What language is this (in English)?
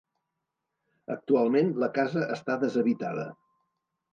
Catalan